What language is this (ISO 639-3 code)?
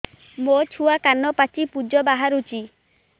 ori